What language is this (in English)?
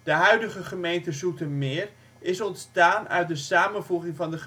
Dutch